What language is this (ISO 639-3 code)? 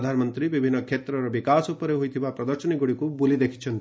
ori